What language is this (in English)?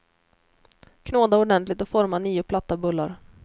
Swedish